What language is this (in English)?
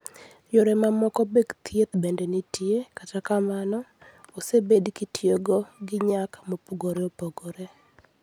Luo (Kenya and Tanzania)